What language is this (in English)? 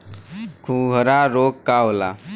Bhojpuri